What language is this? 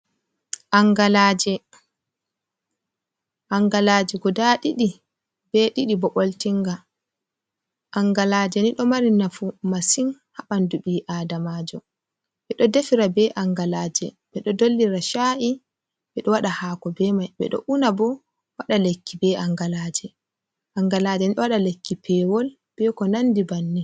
Fula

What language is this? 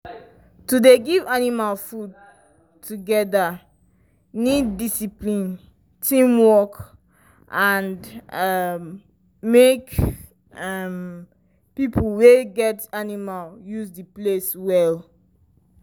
Nigerian Pidgin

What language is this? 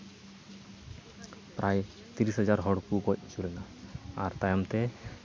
Santali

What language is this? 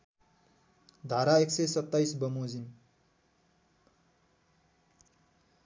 Nepali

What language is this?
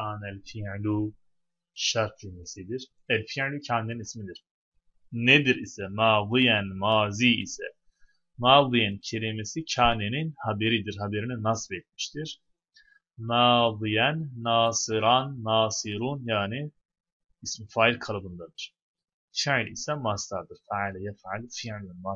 Turkish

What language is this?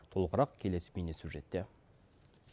Kazakh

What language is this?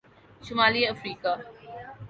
Urdu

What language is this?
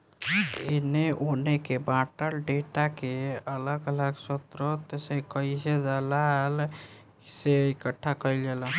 Bhojpuri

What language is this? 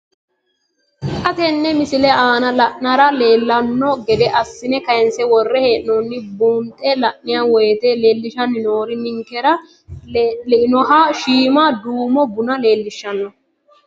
Sidamo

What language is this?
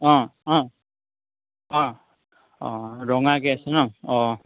Assamese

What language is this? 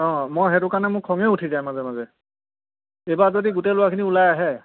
Assamese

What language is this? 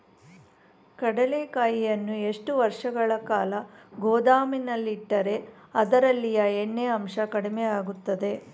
Kannada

